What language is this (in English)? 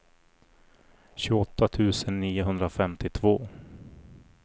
Swedish